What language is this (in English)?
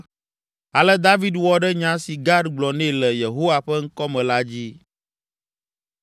Ewe